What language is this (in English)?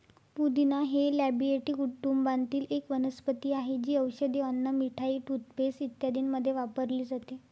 Marathi